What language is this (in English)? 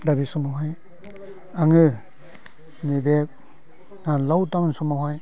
Bodo